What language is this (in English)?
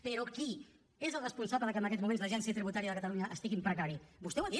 Catalan